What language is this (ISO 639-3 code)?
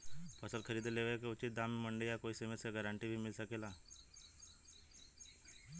bho